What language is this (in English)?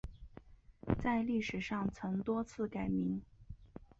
Chinese